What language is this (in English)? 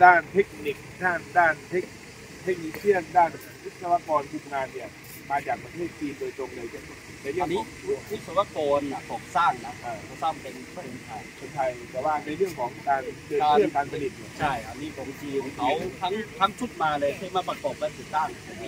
Thai